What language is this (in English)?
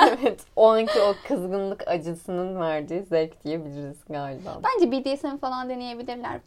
Turkish